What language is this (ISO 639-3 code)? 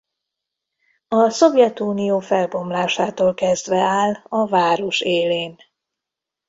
hun